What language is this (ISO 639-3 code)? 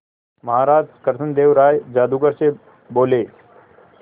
hin